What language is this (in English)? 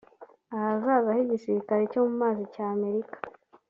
Kinyarwanda